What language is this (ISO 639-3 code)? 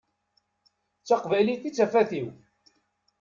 kab